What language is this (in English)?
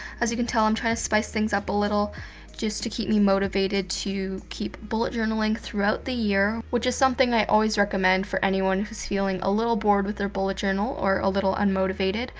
English